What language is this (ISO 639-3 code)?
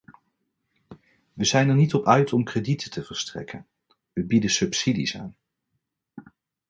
nld